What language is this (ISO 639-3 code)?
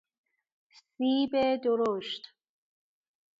fas